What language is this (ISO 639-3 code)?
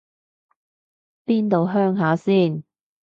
yue